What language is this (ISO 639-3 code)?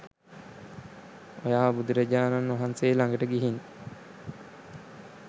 sin